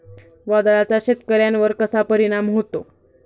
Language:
Marathi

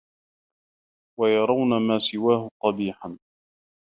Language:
Arabic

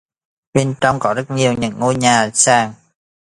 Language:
Vietnamese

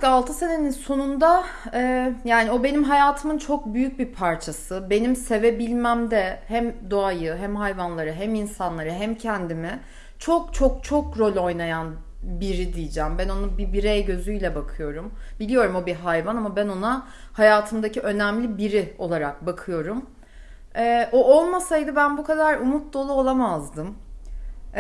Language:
Turkish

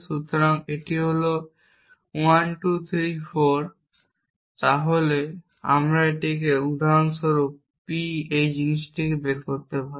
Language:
Bangla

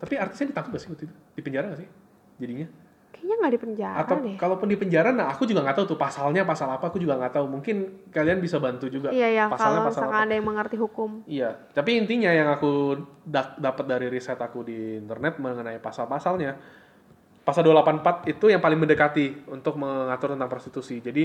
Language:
Indonesian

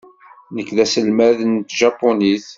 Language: Kabyle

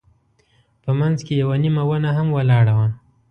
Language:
Pashto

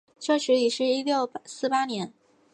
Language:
Chinese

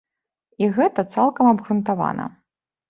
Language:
Belarusian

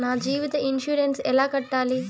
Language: Telugu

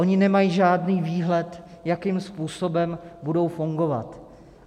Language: Czech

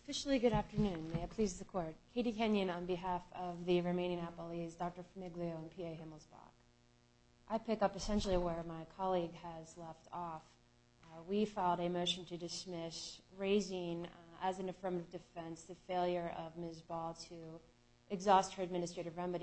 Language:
English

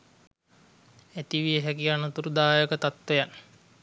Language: Sinhala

